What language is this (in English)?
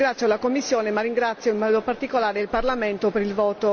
Italian